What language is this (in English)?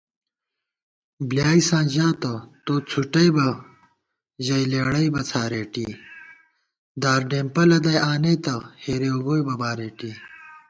Gawar-Bati